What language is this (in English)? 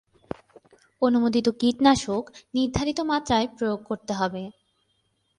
Bangla